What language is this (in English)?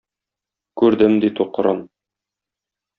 Tatar